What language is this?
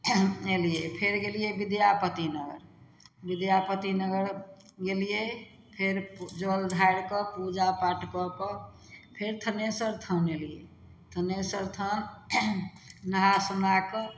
Maithili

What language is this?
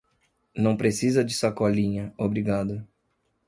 Portuguese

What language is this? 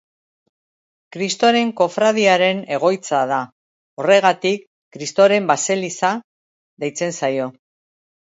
Basque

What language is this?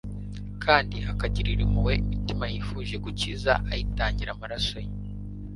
Kinyarwanda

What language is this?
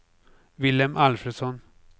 Swedish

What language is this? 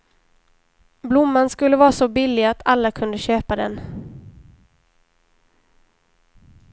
Swedish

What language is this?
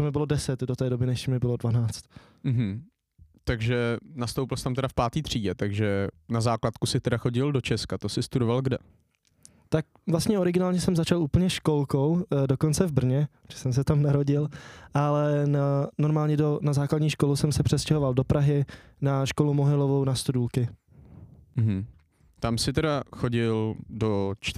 Czech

